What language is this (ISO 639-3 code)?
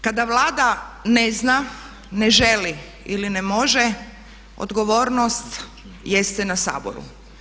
hrv